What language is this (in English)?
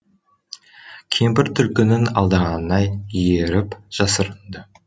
Kazakh